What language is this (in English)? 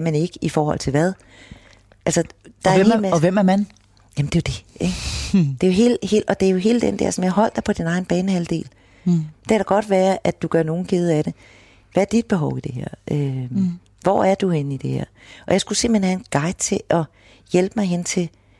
Danish